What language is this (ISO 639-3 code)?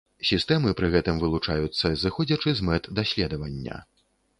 bel